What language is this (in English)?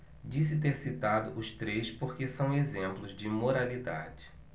Portuguese